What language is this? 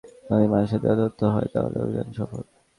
Bangla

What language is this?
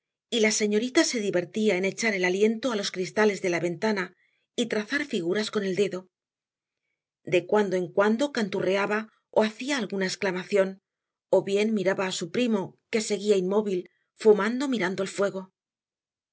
Spanish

